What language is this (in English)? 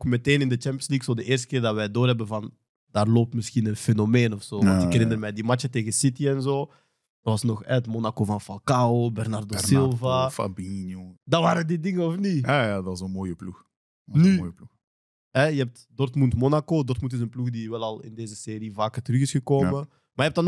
Dutch